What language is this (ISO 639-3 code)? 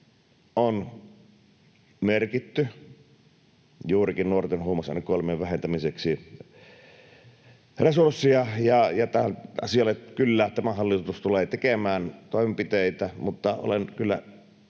fin